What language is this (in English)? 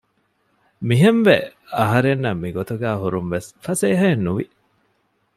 Divehi